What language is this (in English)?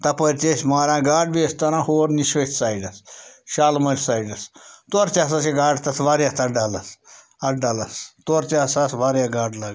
Kashmiri